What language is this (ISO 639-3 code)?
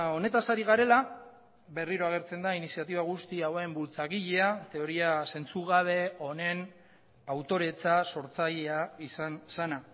eus